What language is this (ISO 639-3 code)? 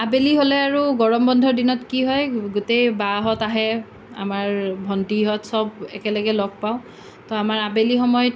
asm